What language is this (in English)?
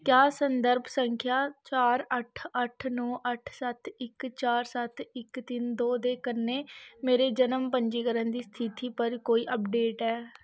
Dogri